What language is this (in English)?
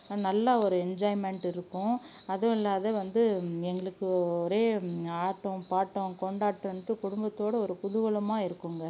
Tamil